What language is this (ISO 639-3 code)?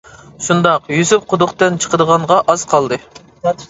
uig